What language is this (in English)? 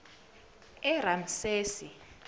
Zulu